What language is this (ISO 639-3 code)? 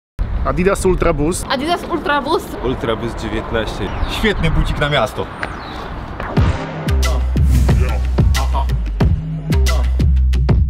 pol